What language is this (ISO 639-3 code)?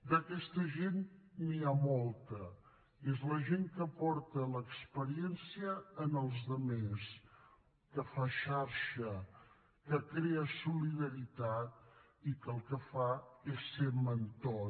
cat